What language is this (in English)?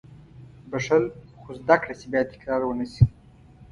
Pashto